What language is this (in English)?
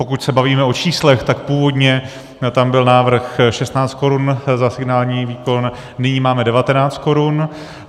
Czech